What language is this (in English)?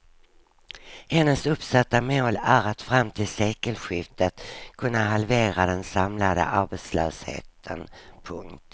Swedish